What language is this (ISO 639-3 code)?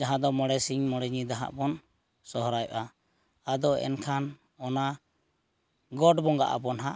sat